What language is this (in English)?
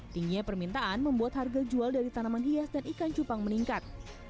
Indonesian